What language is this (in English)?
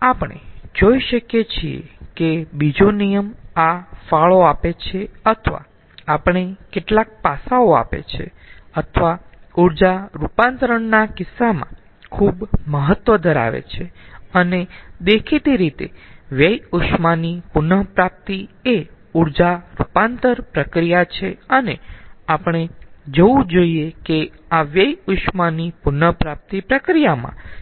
Gujarati